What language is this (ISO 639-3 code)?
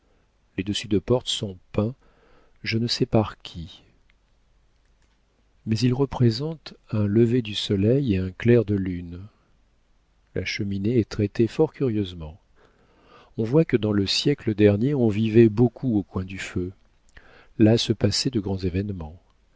fra